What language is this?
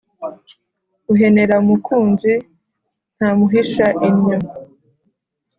Kinyarwanda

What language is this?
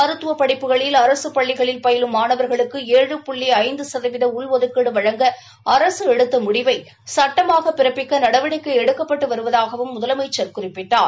Tamil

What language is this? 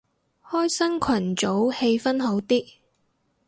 Cantonese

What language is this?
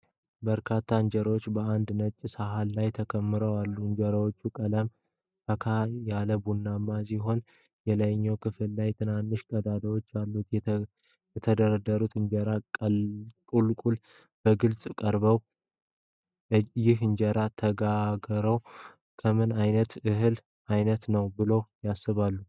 Amharic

